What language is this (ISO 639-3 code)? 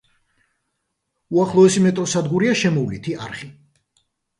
kat